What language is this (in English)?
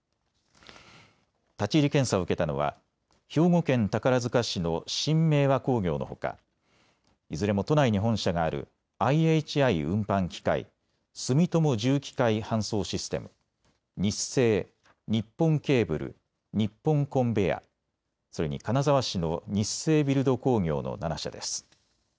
Japanese